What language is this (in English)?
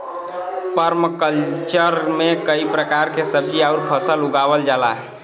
Bhojpuri